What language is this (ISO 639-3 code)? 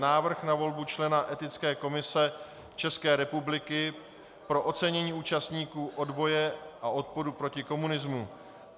ces